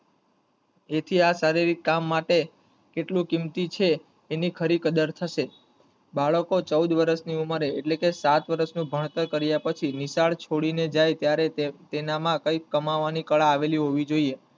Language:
Gujarati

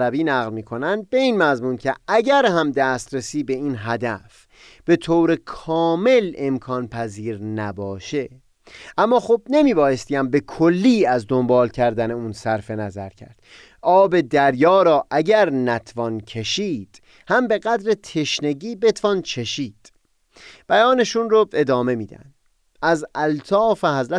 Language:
Persian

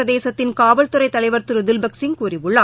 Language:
Tamil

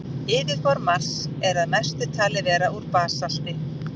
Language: Icelandic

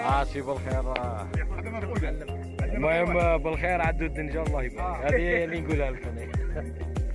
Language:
Arabic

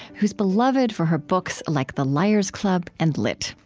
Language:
English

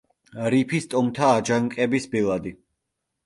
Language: Georgian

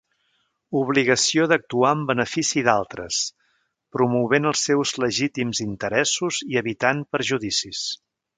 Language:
Catalan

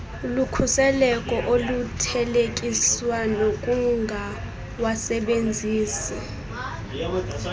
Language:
Xhosa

